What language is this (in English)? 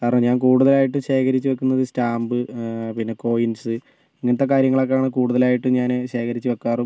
Malayalam